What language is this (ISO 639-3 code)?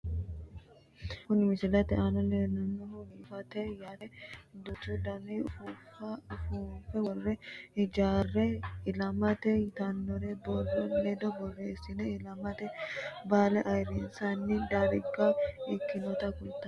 sid